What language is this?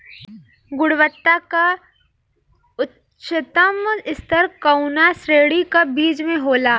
Bhojpuri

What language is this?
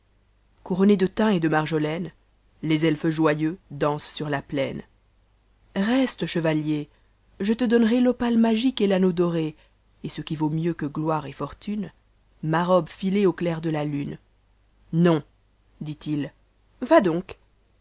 French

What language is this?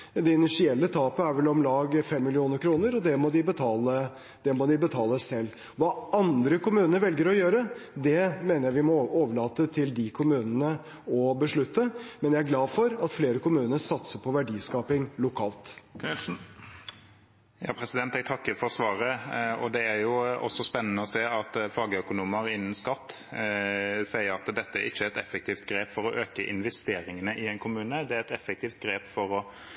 Norwegian Bokmål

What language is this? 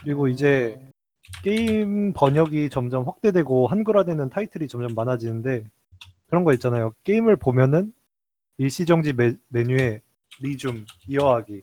Korean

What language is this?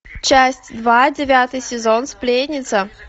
Russian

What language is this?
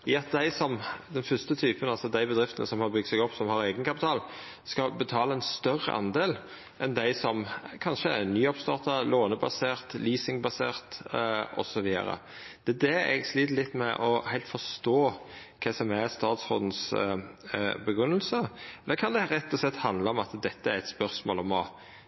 Norwegian Nynorsk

